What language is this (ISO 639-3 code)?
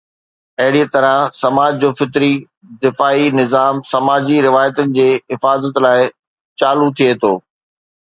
snd